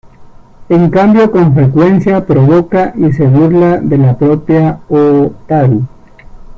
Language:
Spanish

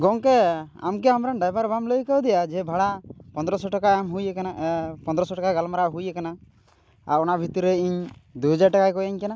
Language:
Santali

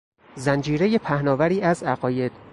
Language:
Persian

